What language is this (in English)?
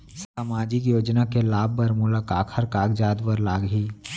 Chhattisgarhi